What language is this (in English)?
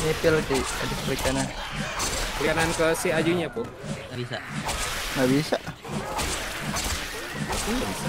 Indonesian